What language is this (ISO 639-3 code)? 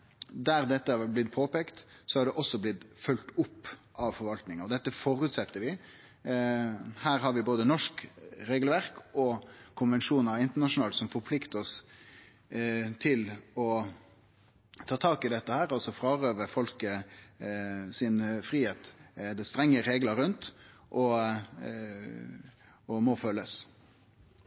nno